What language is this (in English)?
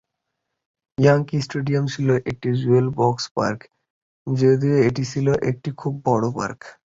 Bangla